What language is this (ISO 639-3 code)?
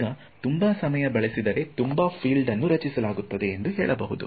kan